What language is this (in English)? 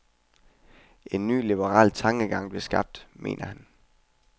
Danish